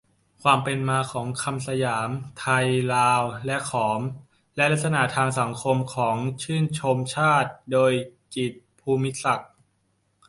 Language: Thai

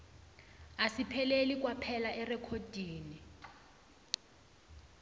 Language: South Ndebele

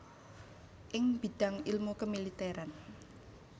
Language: Javanese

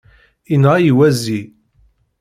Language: Kabyle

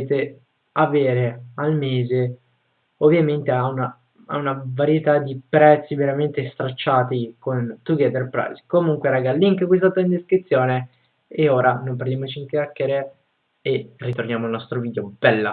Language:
Italian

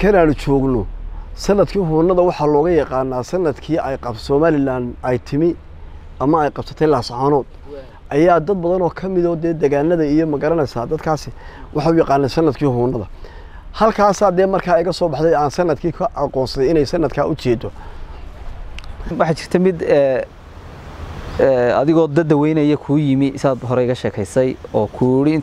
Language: Arabic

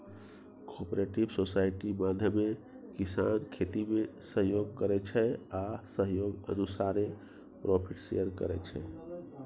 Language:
Maithili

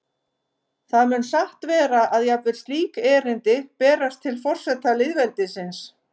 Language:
Icelandic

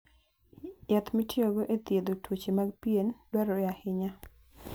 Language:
Luo (Kenya and Tanzania)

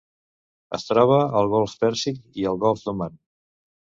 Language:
Catalan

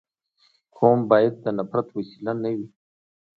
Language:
Pashto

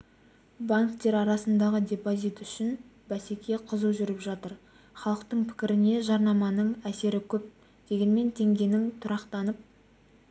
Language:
Kazakh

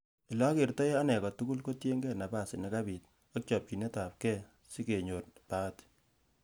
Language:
Kalenjin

